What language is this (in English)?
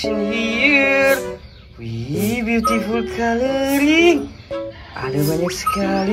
Indonesian